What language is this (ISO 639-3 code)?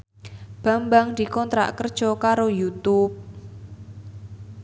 jav